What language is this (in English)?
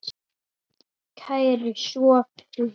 Icelandic